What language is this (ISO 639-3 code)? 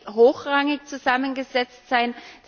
deu